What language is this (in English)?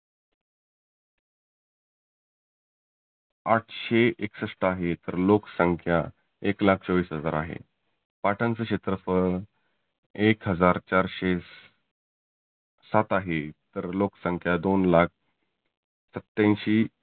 Marathi